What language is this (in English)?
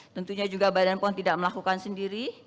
Indonesian